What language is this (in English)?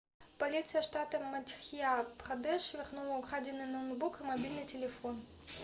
Russian